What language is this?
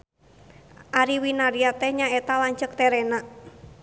Sundanese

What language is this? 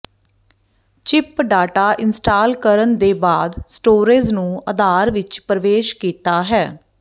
Punjabi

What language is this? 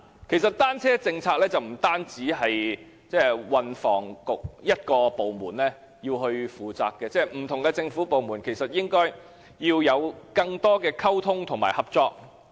Cantonese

